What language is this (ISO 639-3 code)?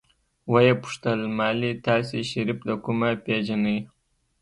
pus